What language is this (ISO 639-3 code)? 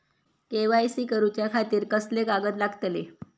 mar